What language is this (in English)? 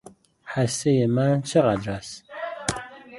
Persian